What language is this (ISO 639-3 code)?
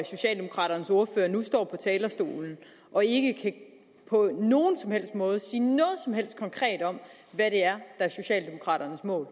dan